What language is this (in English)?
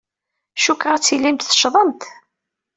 Kabyle